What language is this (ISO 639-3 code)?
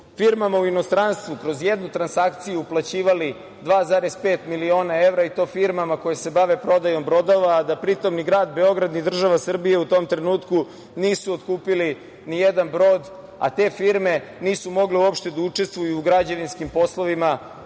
srp